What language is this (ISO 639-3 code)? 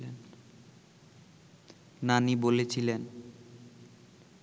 ben